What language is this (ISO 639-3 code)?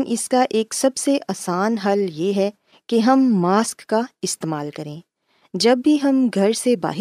urd